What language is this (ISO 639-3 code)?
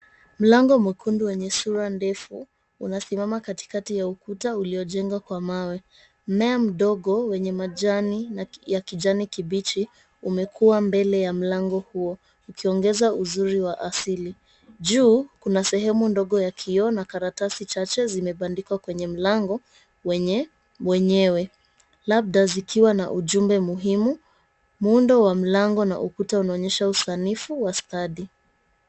swa